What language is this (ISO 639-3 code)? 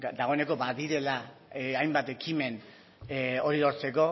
eus